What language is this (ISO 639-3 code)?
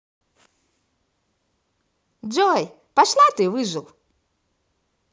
rus